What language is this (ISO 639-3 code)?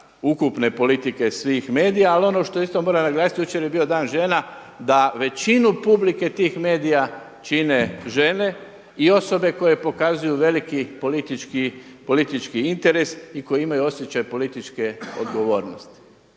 hrv